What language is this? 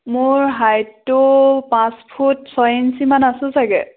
Assamese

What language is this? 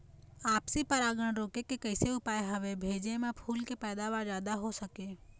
Chhattisgarhi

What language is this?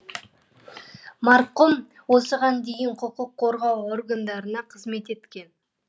Kazakh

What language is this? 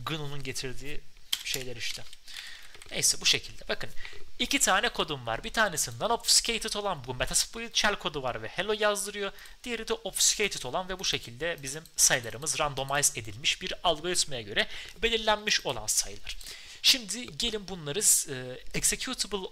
Turkish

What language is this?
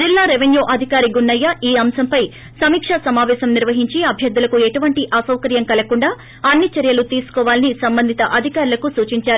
Telugu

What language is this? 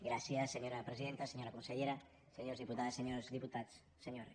Catalan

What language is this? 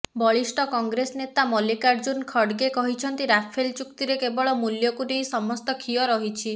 Odia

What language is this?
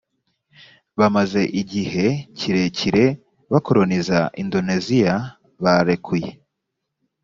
Kinyarwanda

